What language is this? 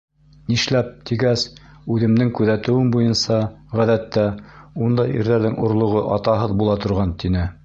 Bashkir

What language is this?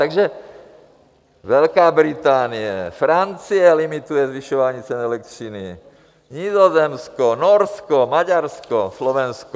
Czech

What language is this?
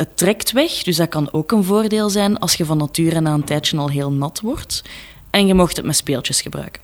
Dutch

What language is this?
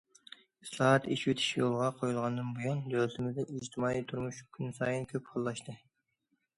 Uyghur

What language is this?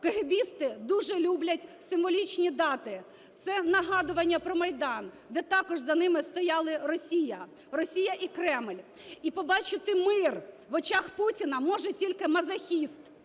Ukrainian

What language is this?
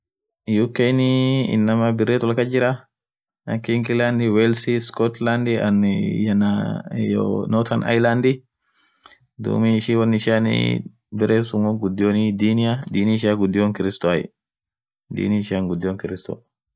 Orma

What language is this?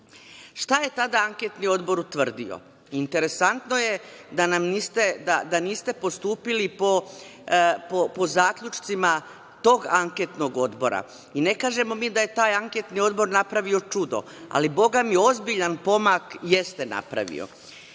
Serbian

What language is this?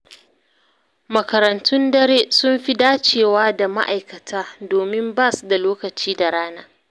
Hausa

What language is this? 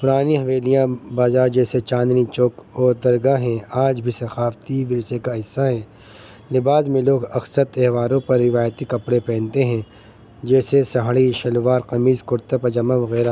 Urdu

